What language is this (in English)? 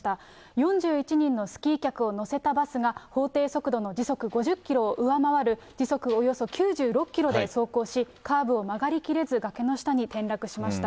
Japanese